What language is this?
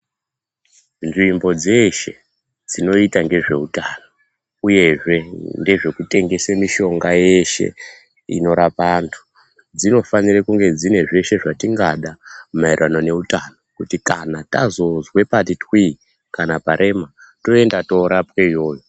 Ndau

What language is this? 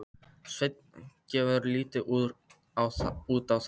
Icelandic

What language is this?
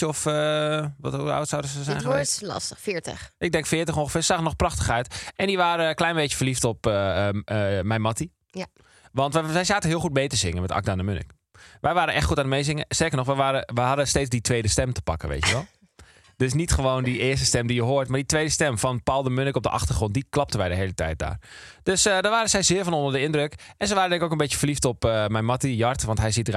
Dutch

